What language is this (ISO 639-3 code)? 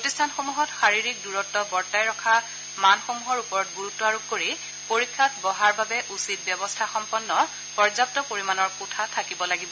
asm